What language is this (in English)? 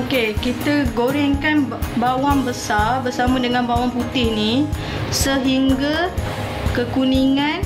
Malay